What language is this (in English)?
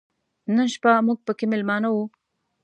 Pashto